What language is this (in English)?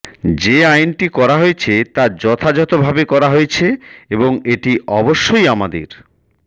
Bangla